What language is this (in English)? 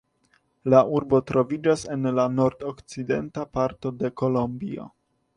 Esperanto